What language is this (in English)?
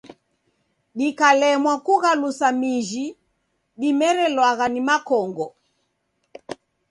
Taita